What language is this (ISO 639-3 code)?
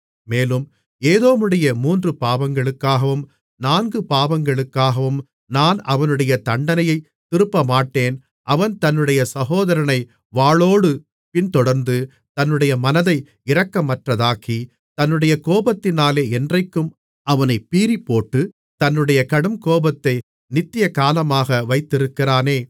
tam